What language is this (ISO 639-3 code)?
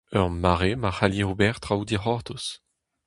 bre